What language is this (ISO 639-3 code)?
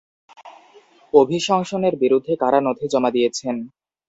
ben